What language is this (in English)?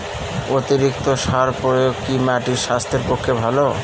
Bangla